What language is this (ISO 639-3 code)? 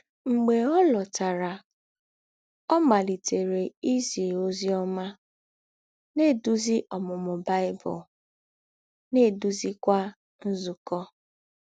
ibo